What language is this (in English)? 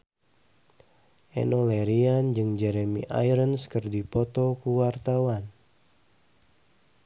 Sundanese